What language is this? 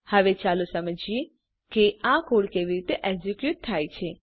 Gujarati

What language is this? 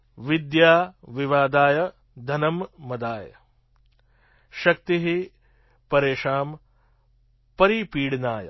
Gujarati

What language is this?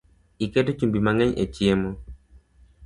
Luo (Kenya and Tanzania)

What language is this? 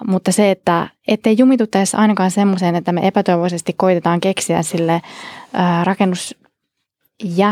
Finnish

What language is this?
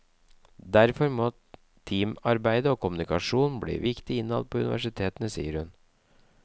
Norwegian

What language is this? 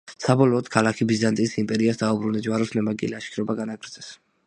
Georgian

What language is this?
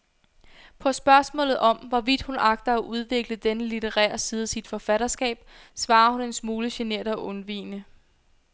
Danish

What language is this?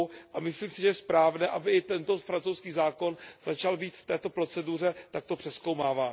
Czech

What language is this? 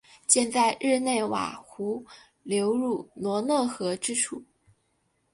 Chinese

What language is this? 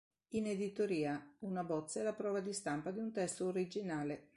Italian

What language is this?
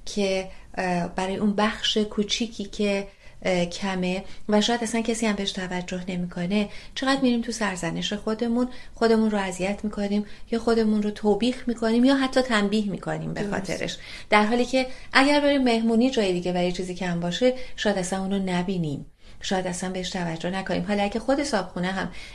Persian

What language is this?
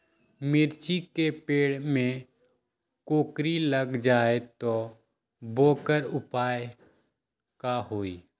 Magahi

